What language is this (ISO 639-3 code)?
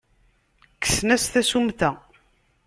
kab